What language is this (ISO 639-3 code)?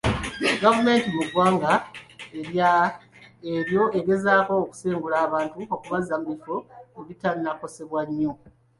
lug